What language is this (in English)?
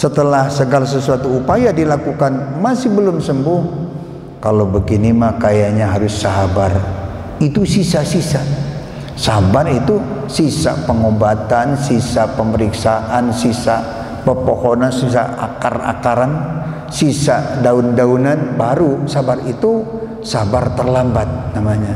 Indonesian